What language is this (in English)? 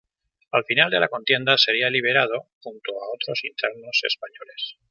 Spanish